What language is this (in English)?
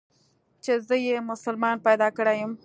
Pashto